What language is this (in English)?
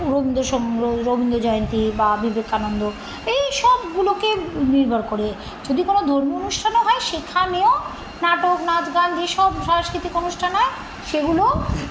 Bangla